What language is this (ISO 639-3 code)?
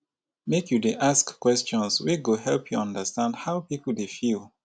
pcm